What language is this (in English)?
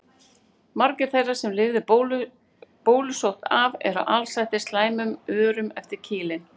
Icelandic